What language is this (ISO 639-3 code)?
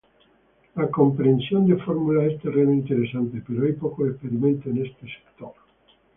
spa